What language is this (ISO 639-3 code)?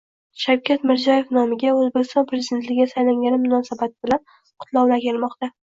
uzb